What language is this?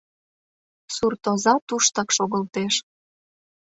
Mari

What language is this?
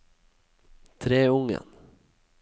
Norwegian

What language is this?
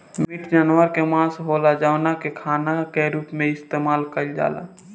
Bhojpuri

